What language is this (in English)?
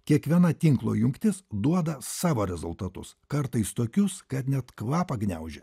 Lithuanian